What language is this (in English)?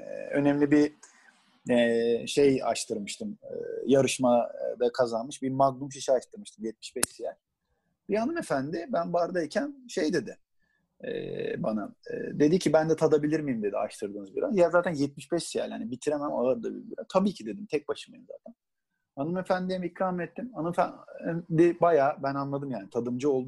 Turkish